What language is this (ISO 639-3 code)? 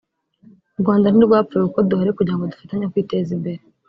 kin